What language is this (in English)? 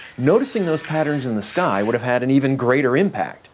English